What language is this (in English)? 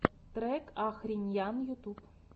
Russian